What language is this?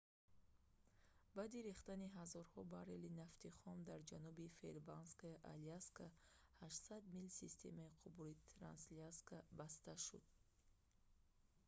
Tajik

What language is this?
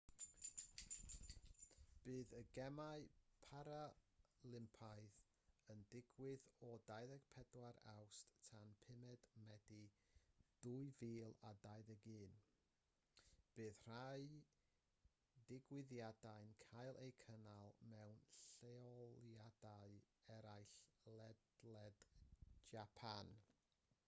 Welsh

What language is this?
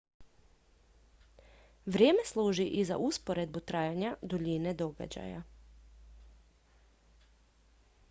Croatian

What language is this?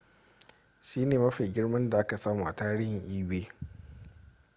Hausa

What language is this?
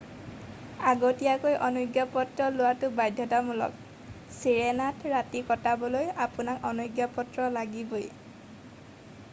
Assamese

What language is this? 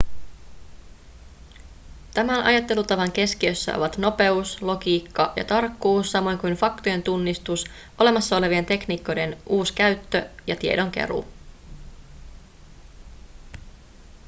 Finnish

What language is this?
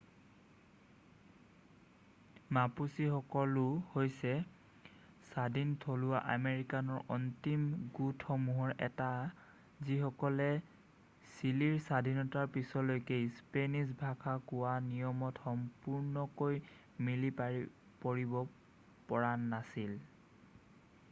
Assamese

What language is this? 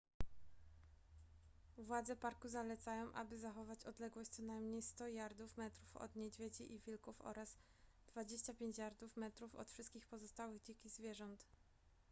Polish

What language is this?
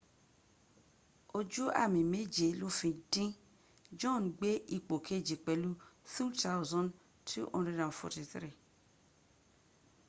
Yoruba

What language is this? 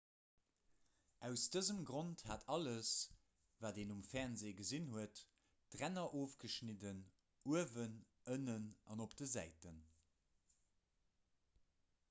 Luxembourgish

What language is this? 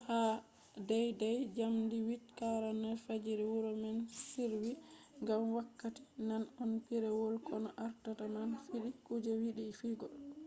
Fula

